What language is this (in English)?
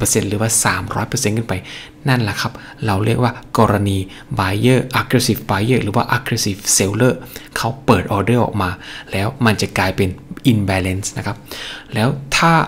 Thai